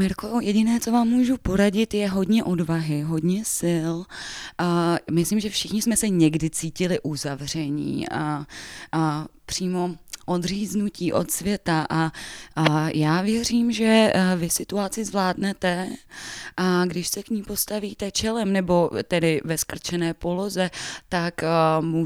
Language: Czech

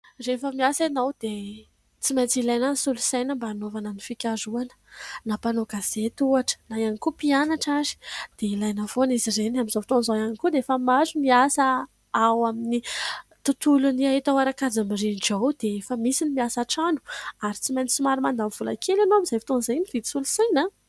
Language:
Malagasy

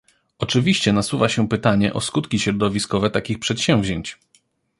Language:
Polish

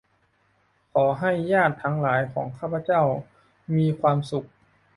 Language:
Thai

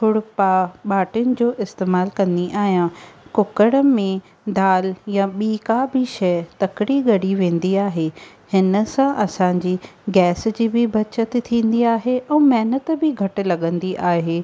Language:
Sindhi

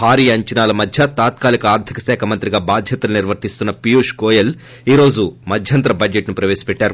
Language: Telugu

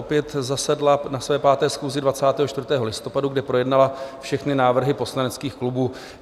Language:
Czech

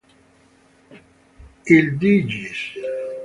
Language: Italian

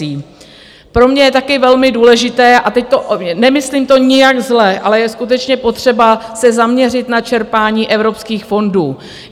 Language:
Czech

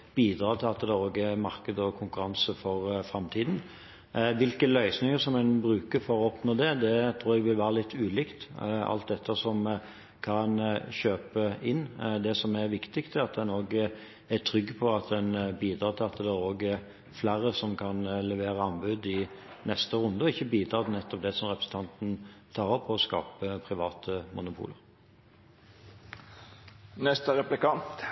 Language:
Norwegian Bokmål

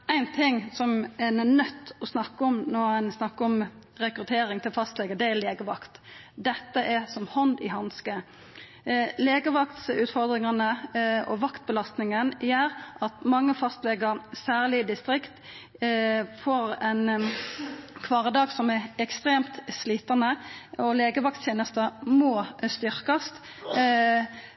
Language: Norwegian Nynorsk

